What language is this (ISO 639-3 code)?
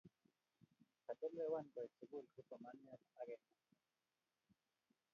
kln